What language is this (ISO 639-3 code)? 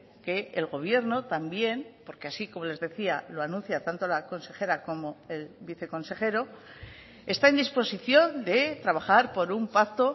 spa